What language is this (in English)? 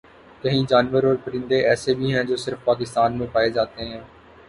Urdu